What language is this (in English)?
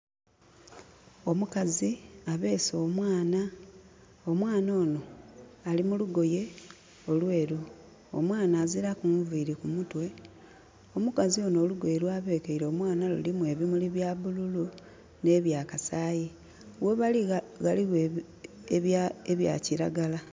Soga